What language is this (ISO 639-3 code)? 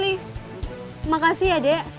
ind